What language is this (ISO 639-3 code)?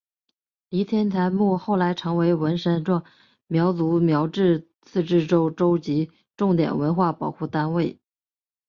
zho